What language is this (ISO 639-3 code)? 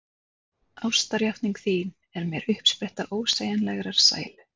isl